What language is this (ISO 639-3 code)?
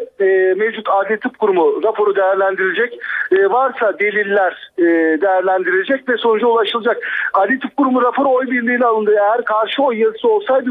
tur